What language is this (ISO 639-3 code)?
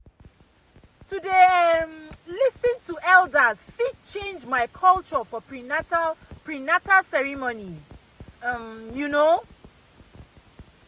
pcm